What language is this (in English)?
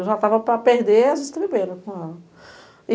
Portuguese